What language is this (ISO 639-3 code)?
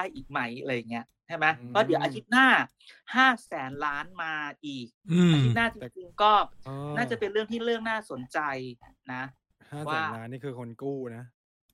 tha